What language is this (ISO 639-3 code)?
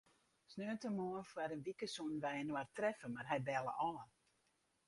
fry